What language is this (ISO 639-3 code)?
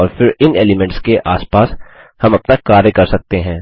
hin